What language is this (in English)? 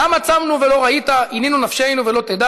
Hebrew